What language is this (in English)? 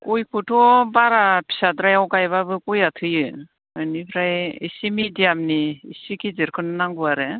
Bodo